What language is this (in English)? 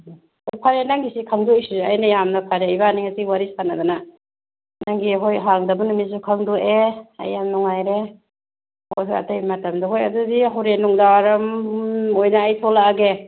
Manipuri